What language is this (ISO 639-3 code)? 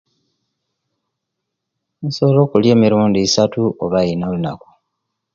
lke